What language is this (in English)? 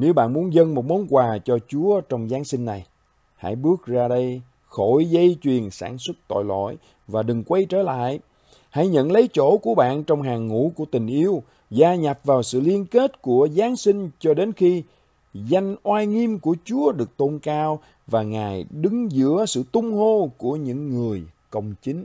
Vietnamese